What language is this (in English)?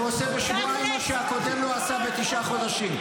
Hebrew